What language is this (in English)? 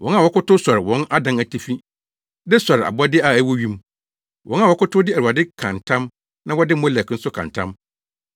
Akan